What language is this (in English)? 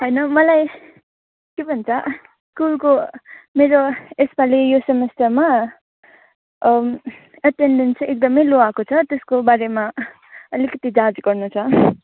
Nepali